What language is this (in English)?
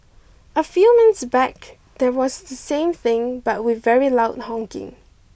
English